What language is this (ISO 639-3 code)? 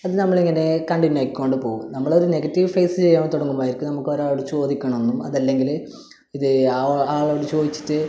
mal